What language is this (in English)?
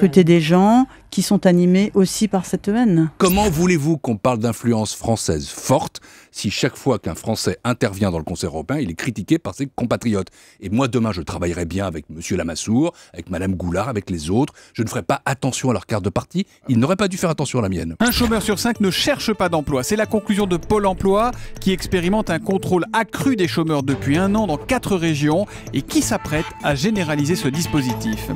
French